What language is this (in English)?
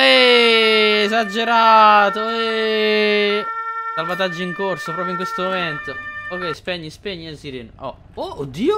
Italian